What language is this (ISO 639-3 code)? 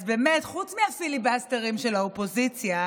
heb